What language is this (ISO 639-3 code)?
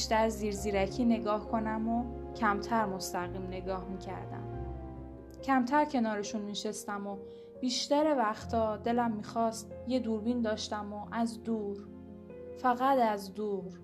fas